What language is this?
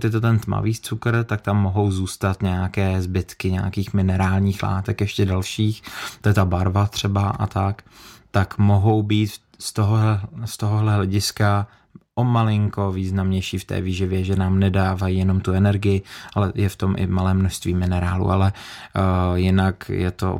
Czech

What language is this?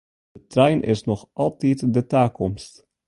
Western Frisian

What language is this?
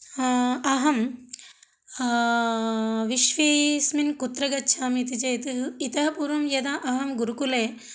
Sanskrit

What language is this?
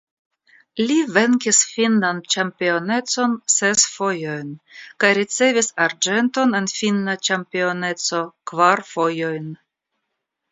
Esperanto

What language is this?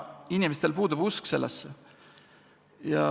Estonian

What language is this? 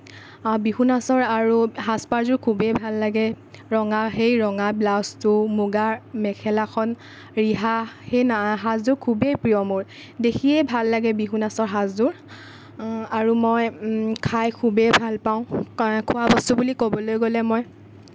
Assamese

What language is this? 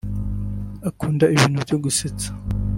Kinyarwanda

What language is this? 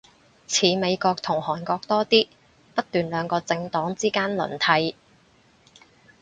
Cantonese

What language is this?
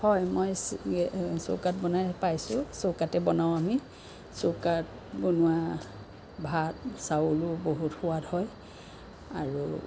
Assamese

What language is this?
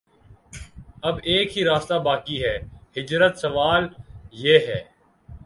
Urdu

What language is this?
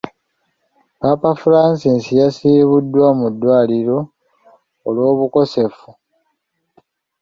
Ganda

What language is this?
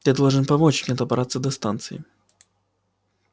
Russian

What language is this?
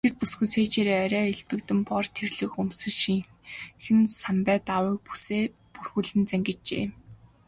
Mongolian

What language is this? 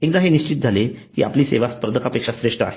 Marathi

